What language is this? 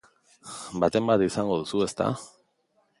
Basque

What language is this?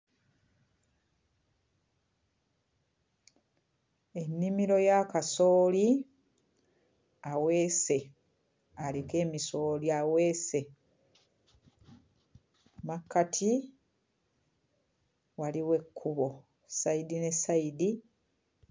Ganda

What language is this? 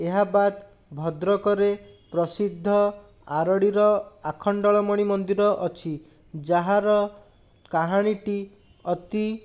Odia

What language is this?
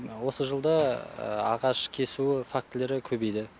Kazakh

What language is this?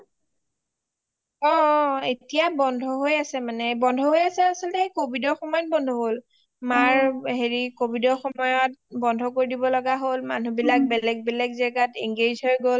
Assamese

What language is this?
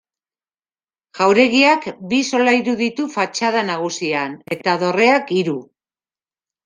Basque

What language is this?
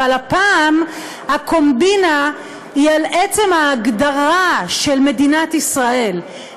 Hebrew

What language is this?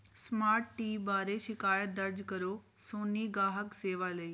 Punjabi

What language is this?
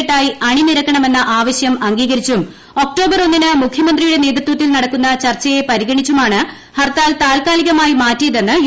Malayalam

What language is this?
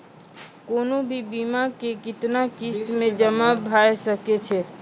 Maithili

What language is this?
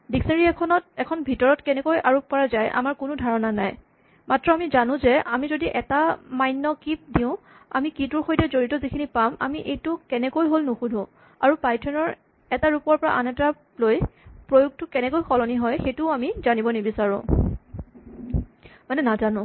Assamese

